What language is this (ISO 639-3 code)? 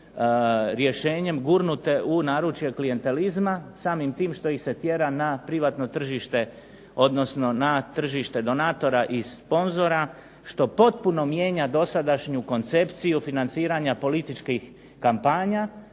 hrv